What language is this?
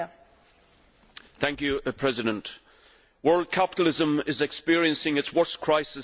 English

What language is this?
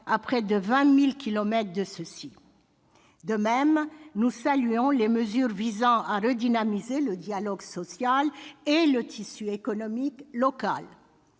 French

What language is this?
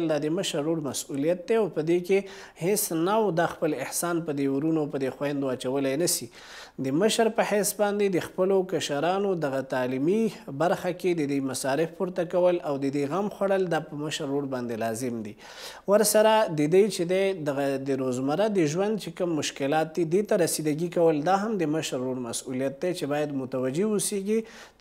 Persian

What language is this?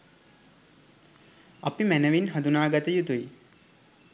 Sinhala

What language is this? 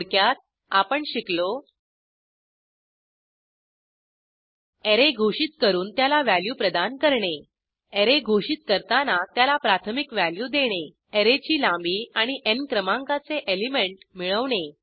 Marathi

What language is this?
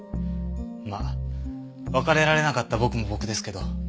Japanese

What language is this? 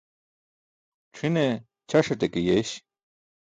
Burushaski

